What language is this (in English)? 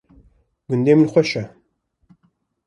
Kurdish